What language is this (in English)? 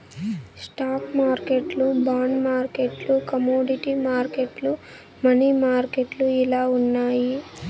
Telugu